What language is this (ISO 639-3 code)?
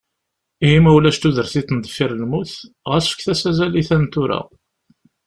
kab